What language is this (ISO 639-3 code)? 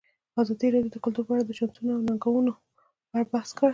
pus